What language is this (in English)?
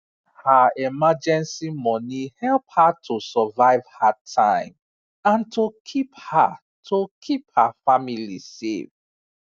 Nigerian Pidgin